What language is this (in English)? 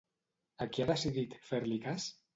Catalan